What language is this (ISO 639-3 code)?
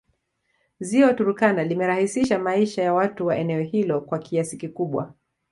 swa